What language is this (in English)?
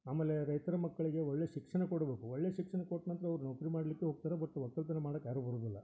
Kannada